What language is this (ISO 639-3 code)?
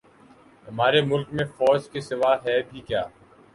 urd